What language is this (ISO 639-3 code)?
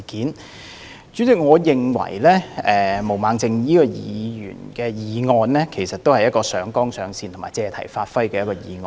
yue